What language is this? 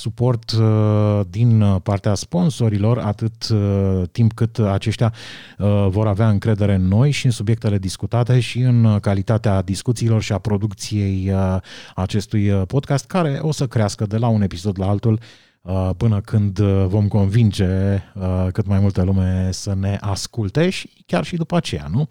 Romanian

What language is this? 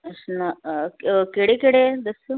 Punjabi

